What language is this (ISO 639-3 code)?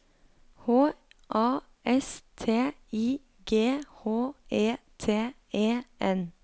nor